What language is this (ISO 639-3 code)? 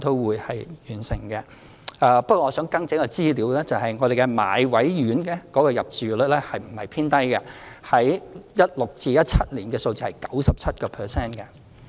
yue